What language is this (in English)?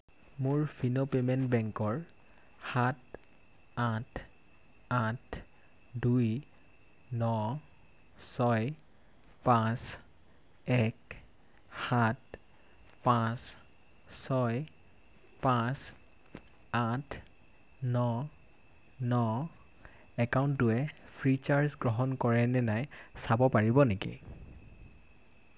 Assamese